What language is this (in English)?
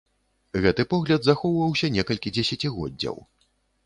Belarusian